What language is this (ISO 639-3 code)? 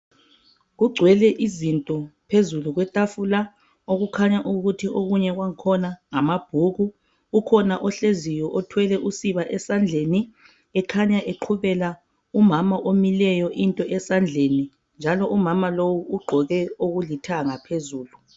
nde